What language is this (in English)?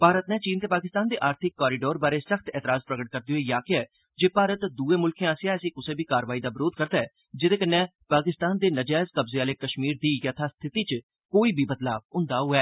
Dogri